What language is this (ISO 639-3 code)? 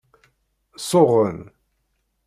kab